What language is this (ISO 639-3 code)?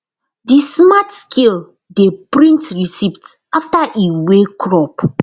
pcm